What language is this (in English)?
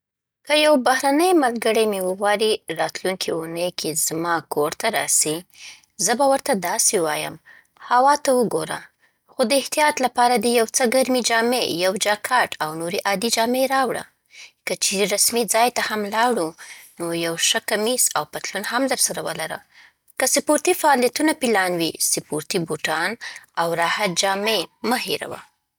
Southern Pashto